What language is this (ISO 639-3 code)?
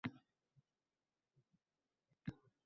uzb